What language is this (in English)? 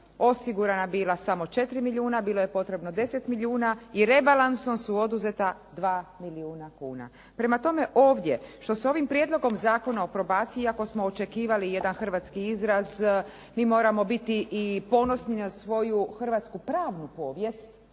Croatian